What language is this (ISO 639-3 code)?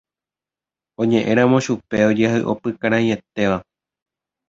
grn